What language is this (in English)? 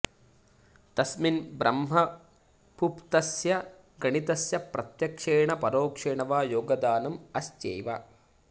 Sanskrit